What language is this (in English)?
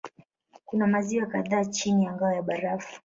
Swahili